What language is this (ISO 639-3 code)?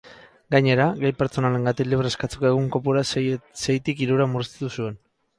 eus